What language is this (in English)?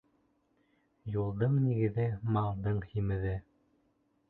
Bashkir